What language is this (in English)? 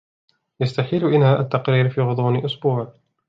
Arabic